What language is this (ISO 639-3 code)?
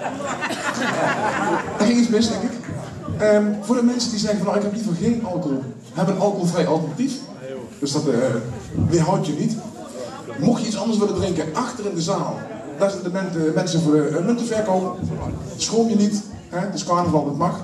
nld